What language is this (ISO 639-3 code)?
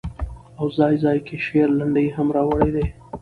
pus